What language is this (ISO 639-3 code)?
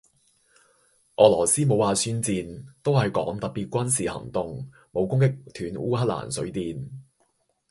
yue